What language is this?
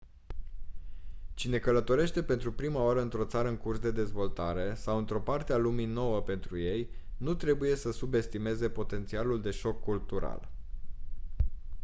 Romanian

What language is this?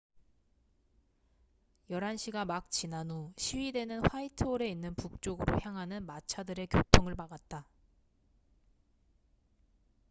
Korean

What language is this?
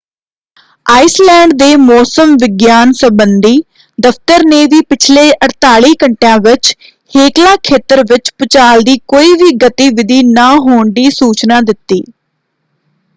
Punjabi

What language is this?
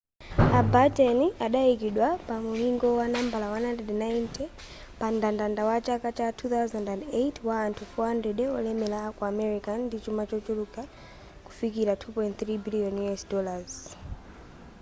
Nyanja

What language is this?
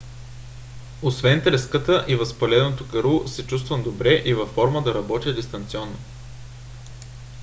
Bulgarian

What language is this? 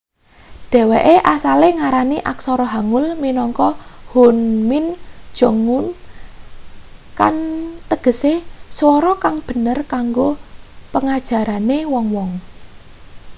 Javanese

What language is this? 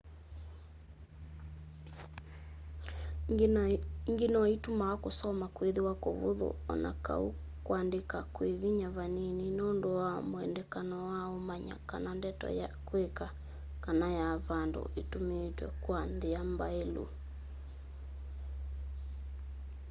Kamba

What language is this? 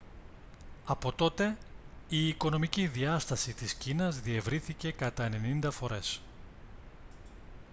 Greek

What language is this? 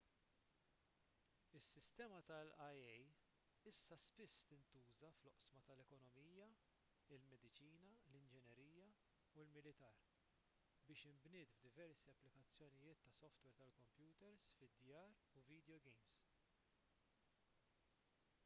Maltese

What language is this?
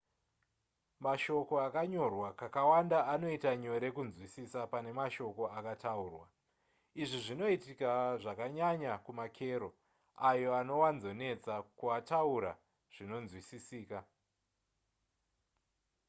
Shona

